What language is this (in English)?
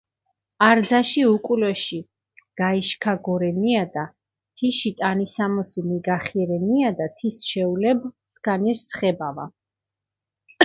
Mingrelian